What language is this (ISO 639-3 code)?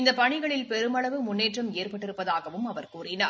tam